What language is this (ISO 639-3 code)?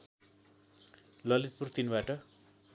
nep